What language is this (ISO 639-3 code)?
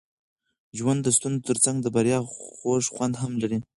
pus